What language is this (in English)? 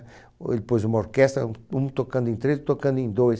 Portuguese